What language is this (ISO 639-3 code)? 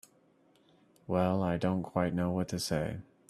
eng